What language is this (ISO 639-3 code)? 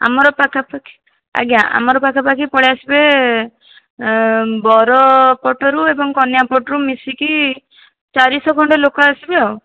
ori